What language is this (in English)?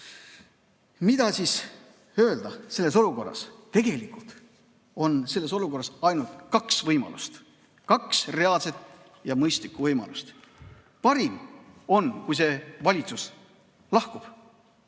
Estonian